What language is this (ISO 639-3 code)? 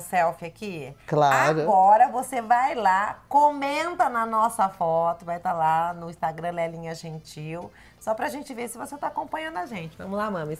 por